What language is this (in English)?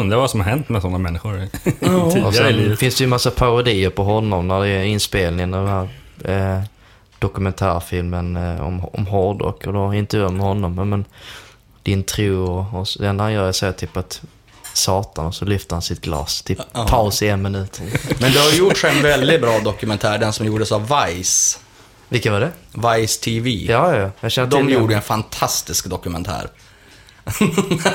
Swedish